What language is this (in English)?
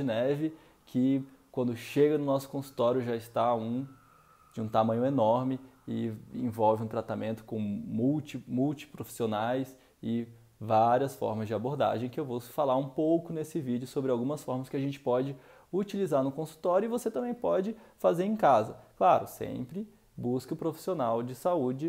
Portuguese